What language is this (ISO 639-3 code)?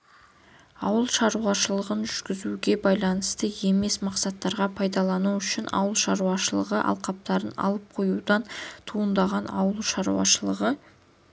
kaz